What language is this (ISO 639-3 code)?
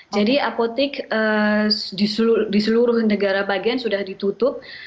ind